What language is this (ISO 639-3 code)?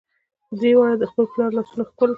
pus